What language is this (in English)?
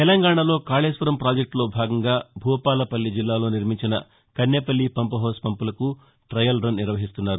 Telugu